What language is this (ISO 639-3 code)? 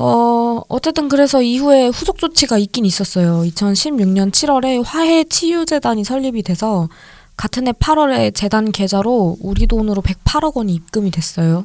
kor